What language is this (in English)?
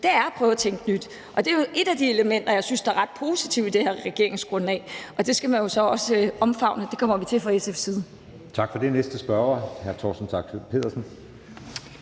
Danish